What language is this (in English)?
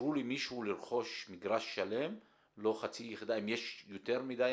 Hebrew